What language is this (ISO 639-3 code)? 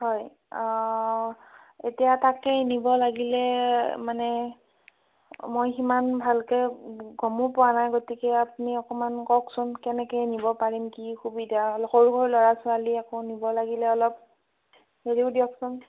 asm